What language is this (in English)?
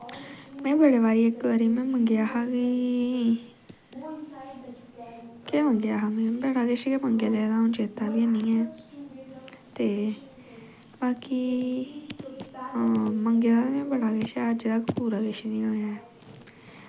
Dogri